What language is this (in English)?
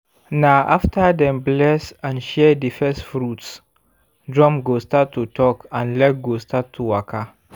Nigerian Pidgin